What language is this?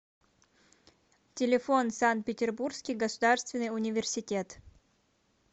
Russian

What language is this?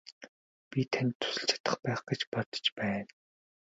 Mongolian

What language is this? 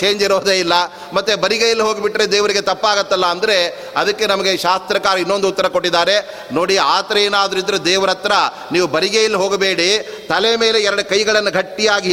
Kannada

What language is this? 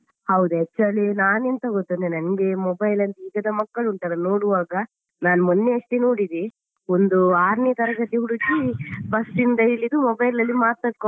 Kannada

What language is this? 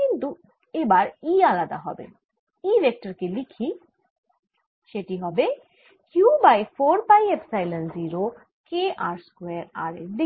Bangla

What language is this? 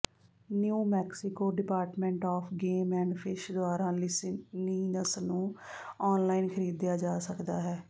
Punjabi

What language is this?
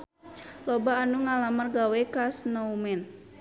Sundanese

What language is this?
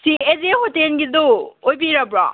Manipuri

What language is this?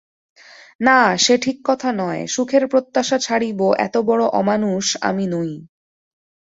Bangla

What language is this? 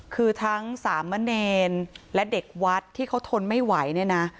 Thai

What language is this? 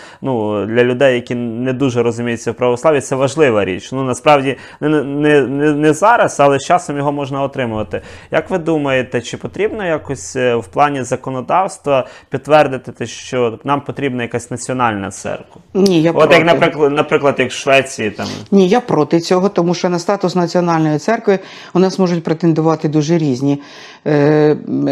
Ukrainian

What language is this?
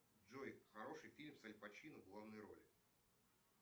Russian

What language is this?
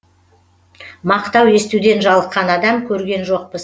Kazakh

